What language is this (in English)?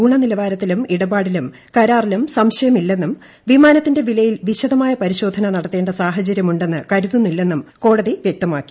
Malayalam